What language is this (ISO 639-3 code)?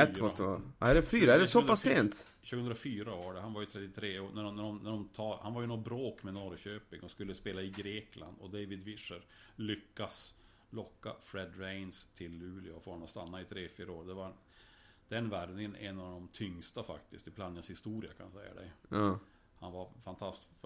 swe